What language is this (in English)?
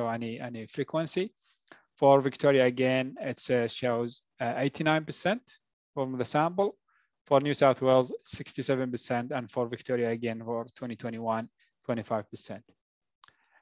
English